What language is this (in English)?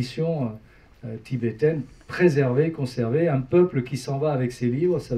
French